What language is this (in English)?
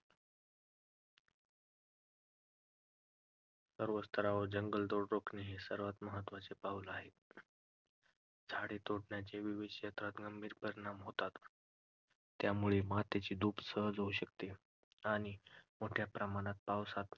Marathi